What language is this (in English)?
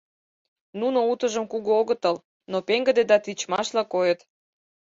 Mari